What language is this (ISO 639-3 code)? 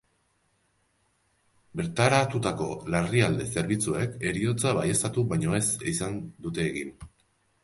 eus